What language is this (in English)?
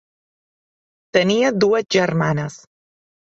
Catalan